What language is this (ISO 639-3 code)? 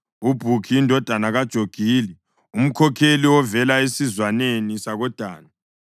nde